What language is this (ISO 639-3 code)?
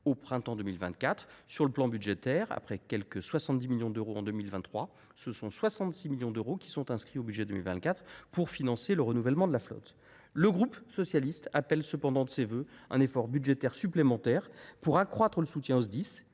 fra